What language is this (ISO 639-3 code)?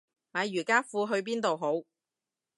yue